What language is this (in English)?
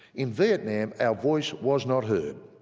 English